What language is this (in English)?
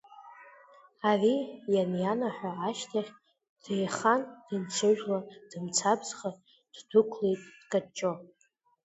Abkhazian